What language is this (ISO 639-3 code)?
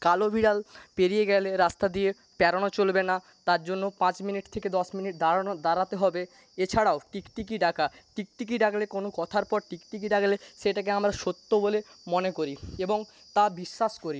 ben